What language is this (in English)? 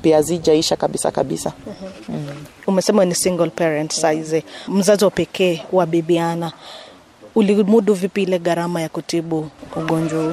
Swahili